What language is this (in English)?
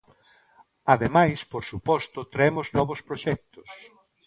Galician